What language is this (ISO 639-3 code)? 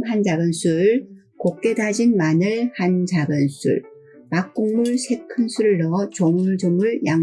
kor